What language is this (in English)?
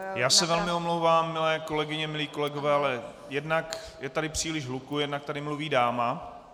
Czech